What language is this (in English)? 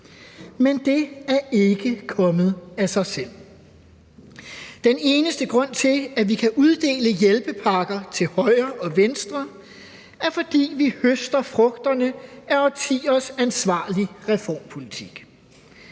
Danish